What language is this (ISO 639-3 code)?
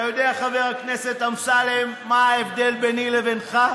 heb